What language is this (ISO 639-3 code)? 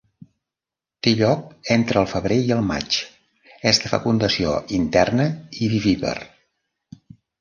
cat